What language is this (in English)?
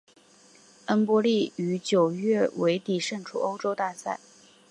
Chinese